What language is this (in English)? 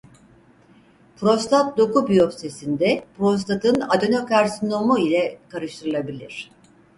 Turkish